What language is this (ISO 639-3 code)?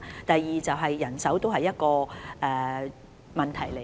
yue